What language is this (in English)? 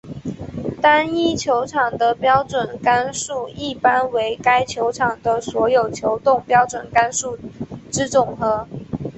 Chinese